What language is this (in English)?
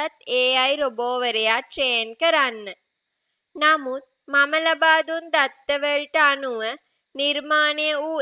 Thai